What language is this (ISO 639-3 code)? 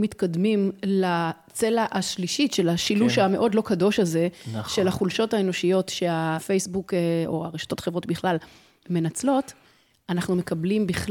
heb